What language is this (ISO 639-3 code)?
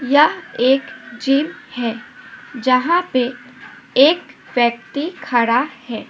hin